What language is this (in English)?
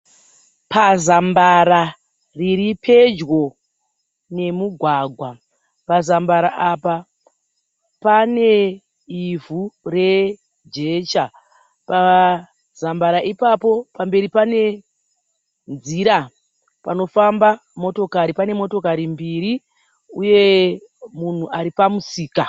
Shona